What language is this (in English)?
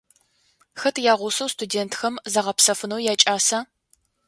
Adyghe